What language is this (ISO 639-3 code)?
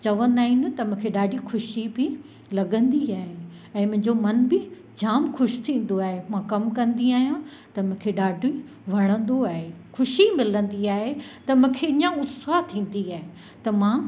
snd